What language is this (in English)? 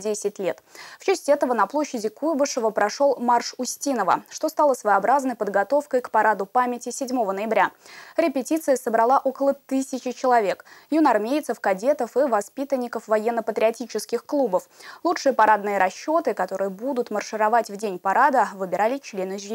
Russian